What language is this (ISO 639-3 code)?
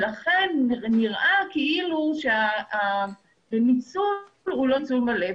heb